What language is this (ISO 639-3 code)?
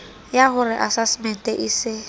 sot